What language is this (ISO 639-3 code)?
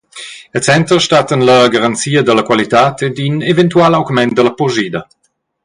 roh